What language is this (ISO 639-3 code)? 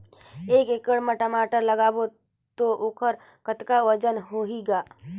hne